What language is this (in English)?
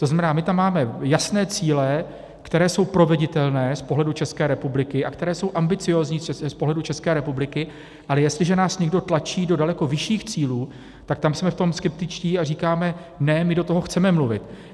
Czech